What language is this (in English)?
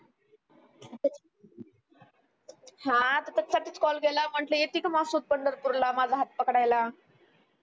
Marathi